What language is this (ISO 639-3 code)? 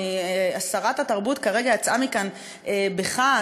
heb